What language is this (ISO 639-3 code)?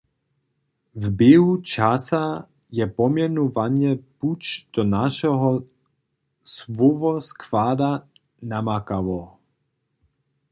hsb